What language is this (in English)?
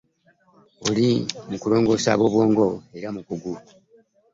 Ganda